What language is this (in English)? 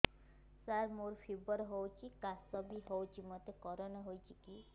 Odia